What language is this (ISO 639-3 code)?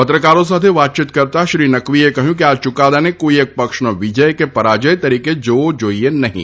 guj